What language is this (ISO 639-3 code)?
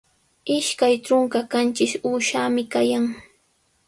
qws